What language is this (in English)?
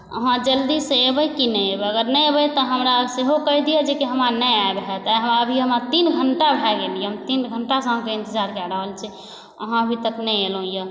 Maithili